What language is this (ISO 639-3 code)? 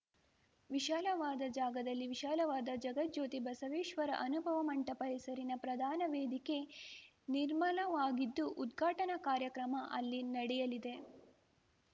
kan